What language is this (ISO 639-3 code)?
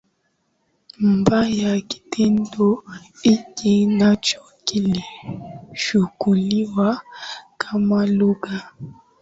swa